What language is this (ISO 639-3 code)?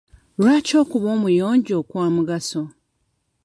lug